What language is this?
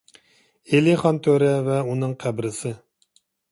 Uyghur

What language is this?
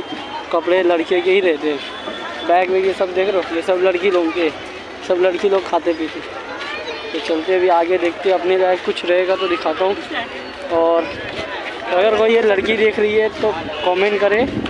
Hindi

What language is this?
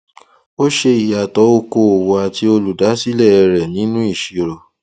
Yoruba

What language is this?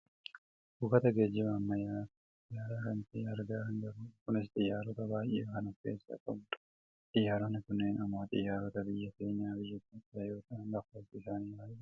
Oromo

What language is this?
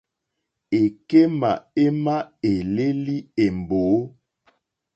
Mokpwe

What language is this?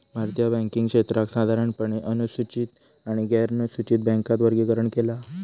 Marathi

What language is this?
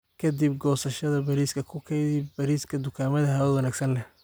Somali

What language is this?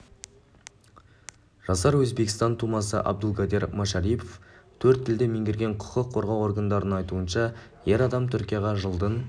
Kazakh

